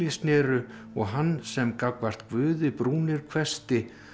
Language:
Icelandic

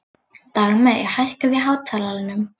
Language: Icelandic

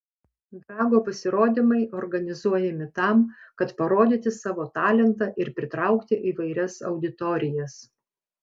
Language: Lithuanian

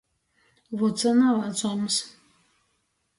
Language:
Latgalian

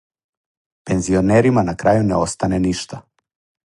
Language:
Serbian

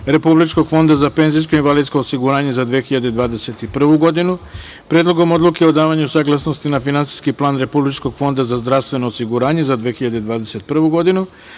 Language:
Serbian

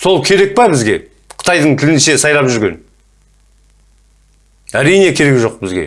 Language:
Turkish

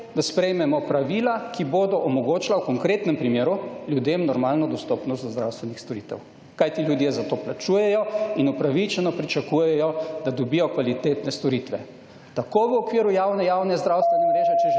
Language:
Slovenian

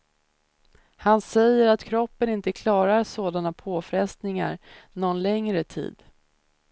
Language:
Swedish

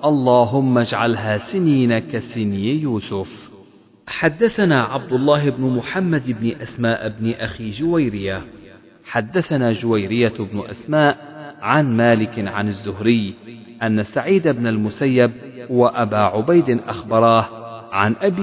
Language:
Arabic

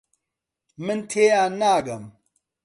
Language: Central Kurdish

